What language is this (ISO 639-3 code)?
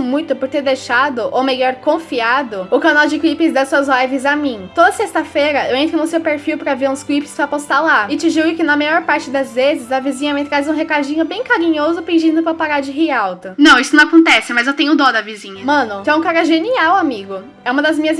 por